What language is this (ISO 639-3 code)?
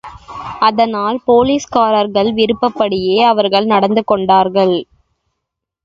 tam